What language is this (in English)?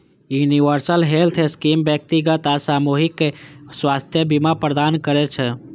Maithili